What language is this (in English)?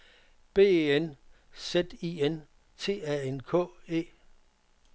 Danish